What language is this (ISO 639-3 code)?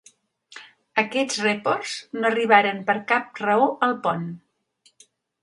cat